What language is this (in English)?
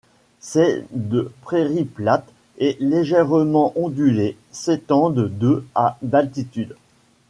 French